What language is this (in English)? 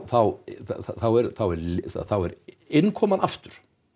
Icelandic